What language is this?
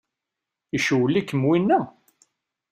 Kabyle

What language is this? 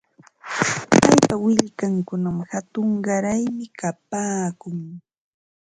Ambo-Pasco Quechua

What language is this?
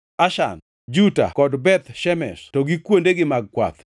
Luo (Kenya and Tanzania)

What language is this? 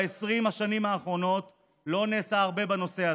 Hebrew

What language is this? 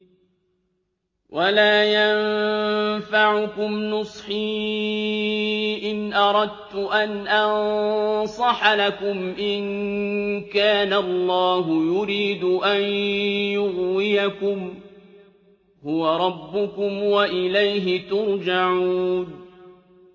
Arabic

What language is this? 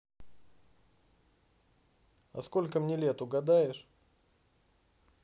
Russian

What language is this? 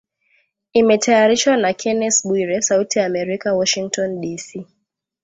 Swahili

